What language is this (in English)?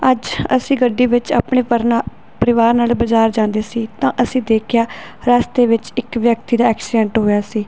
Punjabi